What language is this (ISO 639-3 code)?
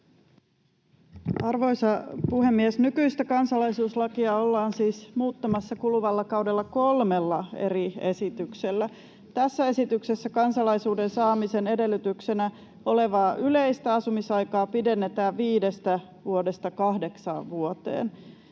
fin